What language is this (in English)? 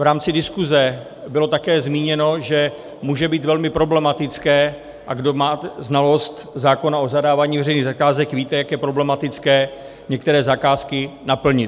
Czech